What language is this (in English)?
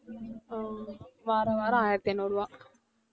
Tamil